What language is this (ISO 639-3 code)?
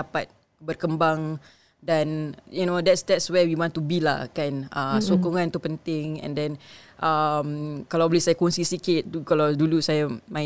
msa